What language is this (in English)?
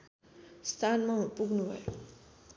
Nepali